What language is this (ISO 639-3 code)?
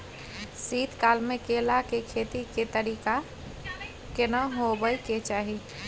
mai